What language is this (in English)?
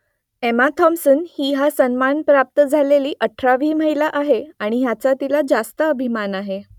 Marathi